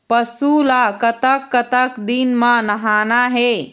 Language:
Chhattisgarhi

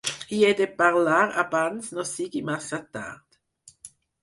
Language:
Catalan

